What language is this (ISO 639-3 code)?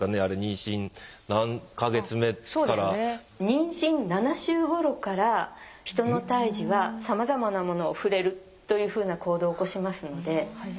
jpn